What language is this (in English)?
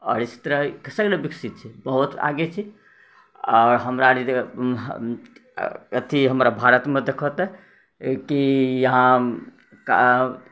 Maithili